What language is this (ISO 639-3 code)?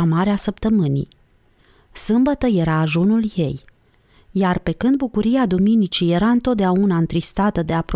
ron